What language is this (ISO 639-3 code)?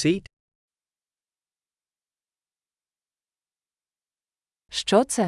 ukr